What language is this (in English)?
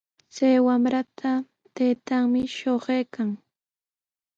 Sihuas Ancash Quechua